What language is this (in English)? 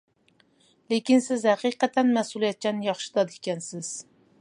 Uyghur